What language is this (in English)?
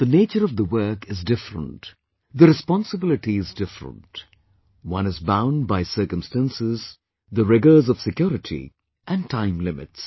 English